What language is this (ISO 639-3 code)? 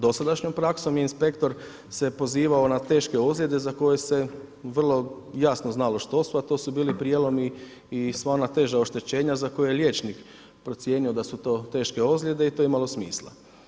hrv